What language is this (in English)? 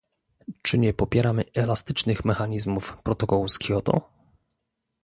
Polish